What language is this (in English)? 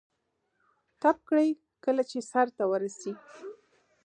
Pashto